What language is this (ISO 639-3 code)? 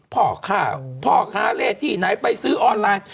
tha